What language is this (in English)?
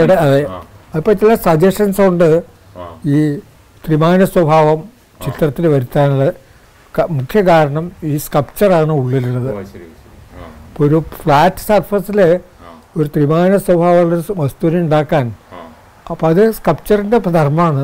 Malayalam